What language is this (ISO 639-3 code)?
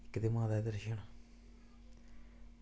doi